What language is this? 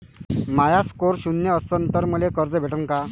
Marathi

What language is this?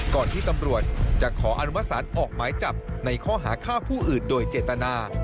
Thai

